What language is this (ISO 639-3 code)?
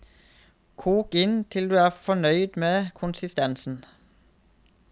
nor